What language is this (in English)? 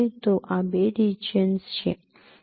Gujarati